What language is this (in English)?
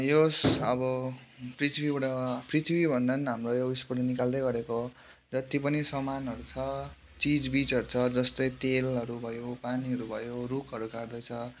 Nepali